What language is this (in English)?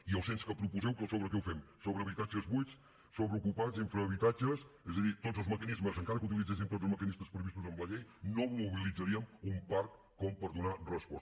Catalan